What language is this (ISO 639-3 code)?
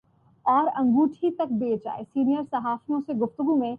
urd